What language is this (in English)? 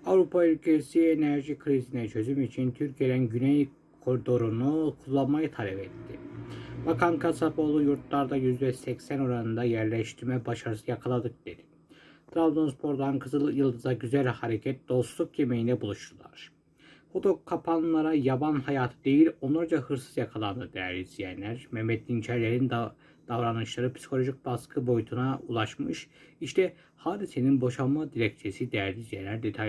Turkish